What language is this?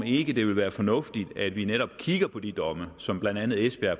Danish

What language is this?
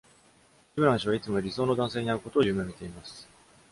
Japanese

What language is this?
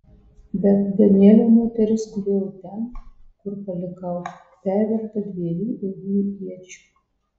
Lithuanian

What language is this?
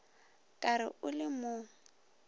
Northern Sotho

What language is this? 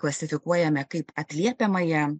Lithuanian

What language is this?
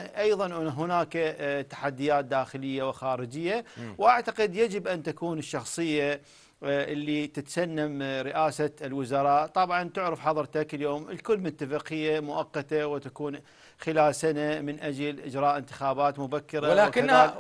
Arabic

